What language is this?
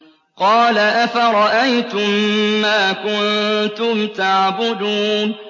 Arabic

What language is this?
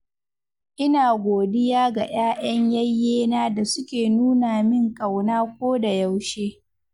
Hausa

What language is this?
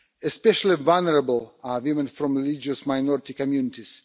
English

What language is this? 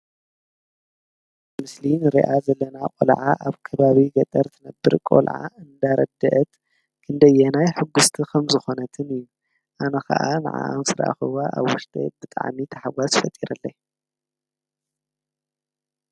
Tigrinya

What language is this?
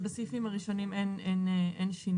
Hebrew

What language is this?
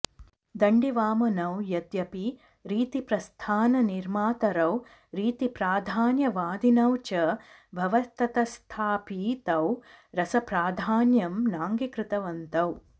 Sanskrit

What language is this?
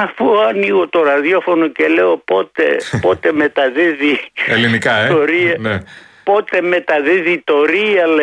Greek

